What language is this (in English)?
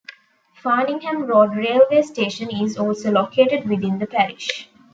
English